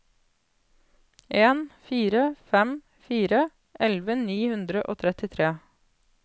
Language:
Norwegian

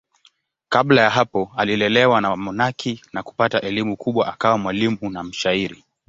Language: Swahili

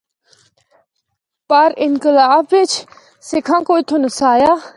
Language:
Northern Hindko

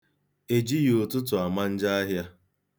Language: Igbo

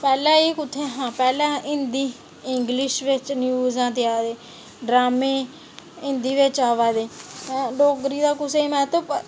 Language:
Dogri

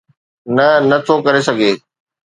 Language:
Sindhi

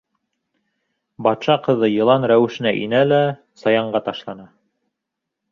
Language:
Bashkir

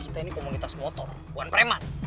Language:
Indonesian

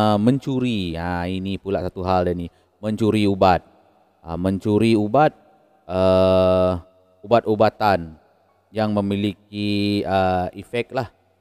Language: Malay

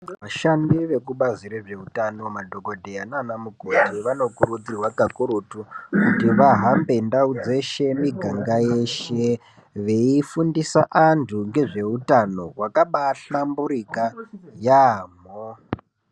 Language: Ndau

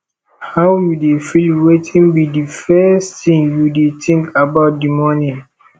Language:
Nigerian Pidgin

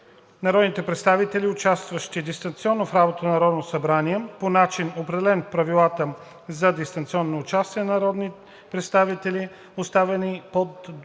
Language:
Bulgarian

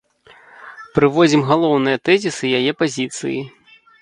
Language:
Belarusian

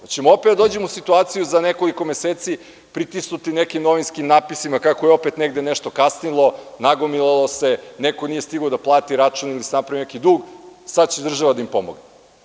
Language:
Serbian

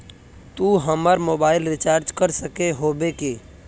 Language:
Magahi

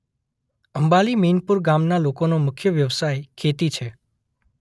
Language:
Gujarati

